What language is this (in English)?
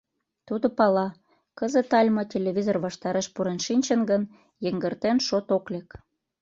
Mari